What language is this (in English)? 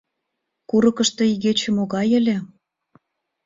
Mari